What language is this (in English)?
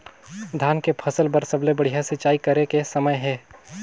Chhattisgarhi